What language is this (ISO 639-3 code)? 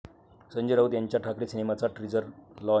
mar